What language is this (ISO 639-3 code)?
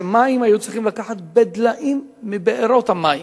heb